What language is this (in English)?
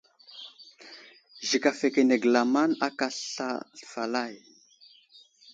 Wuzlam